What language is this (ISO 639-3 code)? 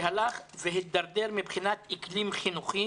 heb